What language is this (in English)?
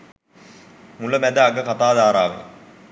Sinhala